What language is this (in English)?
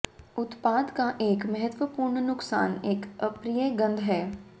Hindi